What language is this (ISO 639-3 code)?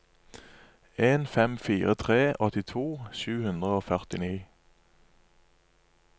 nor